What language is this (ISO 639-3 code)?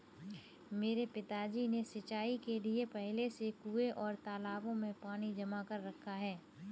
hin